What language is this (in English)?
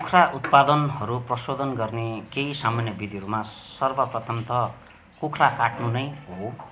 Nepali